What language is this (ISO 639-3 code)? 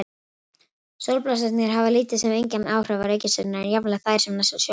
isl